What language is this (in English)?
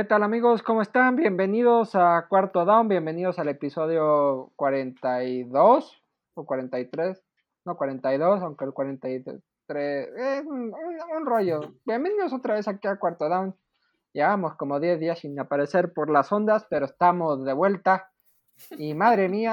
Spanish